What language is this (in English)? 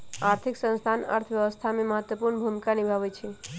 Magahi